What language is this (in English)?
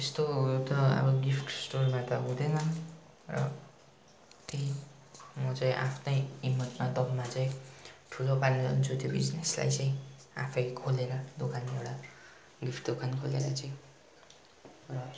Nepali